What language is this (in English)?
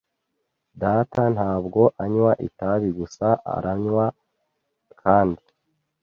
Kinyarwanda